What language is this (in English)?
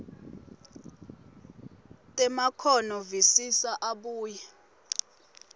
Swati